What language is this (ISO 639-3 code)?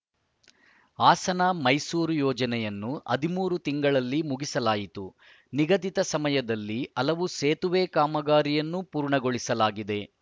kan